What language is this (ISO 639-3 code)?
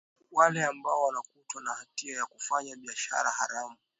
swa